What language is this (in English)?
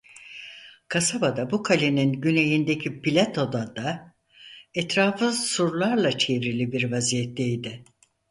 Turkish